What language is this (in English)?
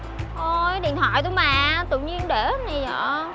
Vietnamese